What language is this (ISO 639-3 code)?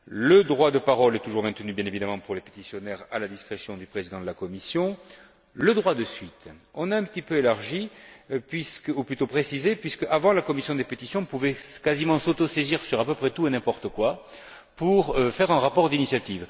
fra